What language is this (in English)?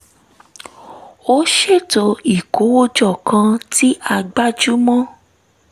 Yoruba